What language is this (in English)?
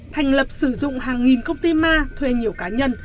Vietnamese